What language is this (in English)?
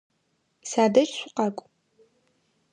Adyghe